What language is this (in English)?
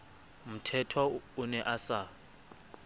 Southern Sotho